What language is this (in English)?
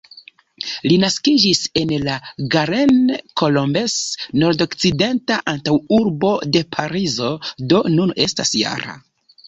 Esperanto